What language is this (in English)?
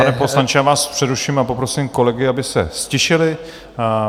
Czech